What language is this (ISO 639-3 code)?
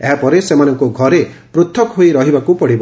ori